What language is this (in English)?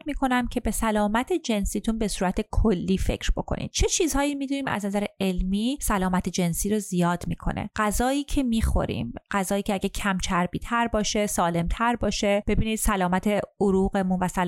Persian